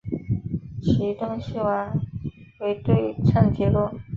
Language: Chinese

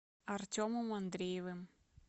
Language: Russian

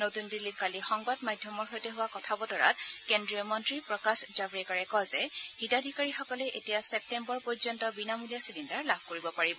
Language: Assamese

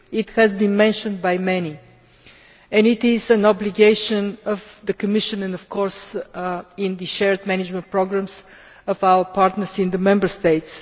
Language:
English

